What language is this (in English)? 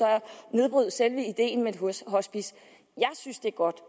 Danish